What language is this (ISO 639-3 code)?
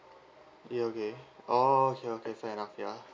eng